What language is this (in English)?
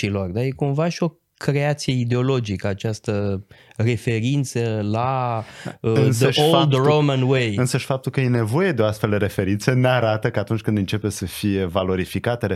Romanian